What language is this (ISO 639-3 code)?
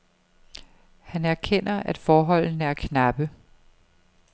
dan